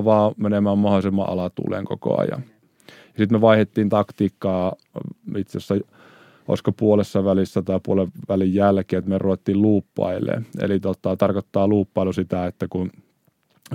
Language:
Finnish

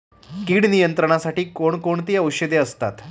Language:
Marathi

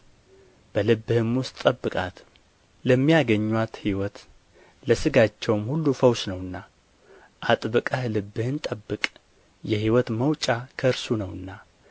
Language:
Amharic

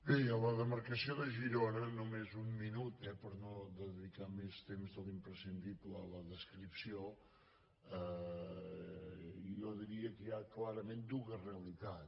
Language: Catalan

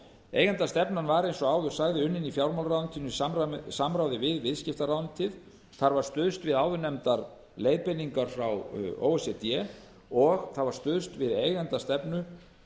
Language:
Icelandic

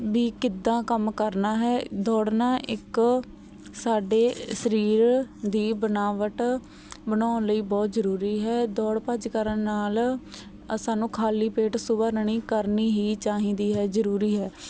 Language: Punjabi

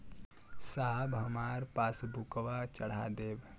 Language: Bhojpuri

